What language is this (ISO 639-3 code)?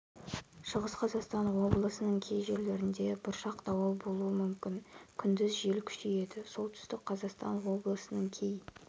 kaz